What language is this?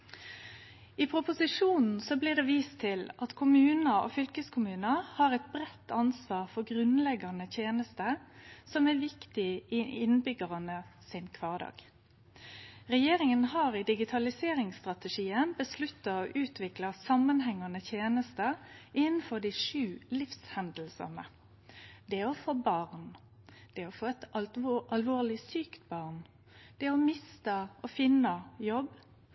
Norwegian Nynorsk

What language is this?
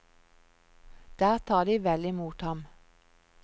Norwegian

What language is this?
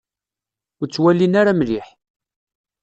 Kabyle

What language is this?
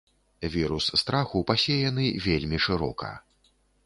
Belarusian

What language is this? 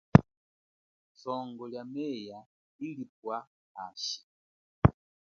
Chokwe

